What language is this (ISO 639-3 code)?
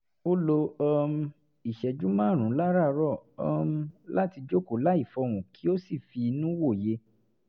yor